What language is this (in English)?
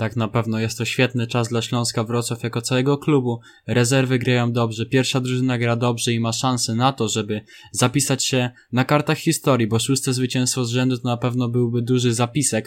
Polish